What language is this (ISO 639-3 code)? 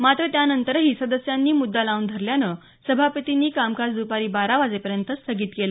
mar